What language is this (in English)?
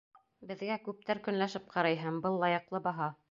Bashkir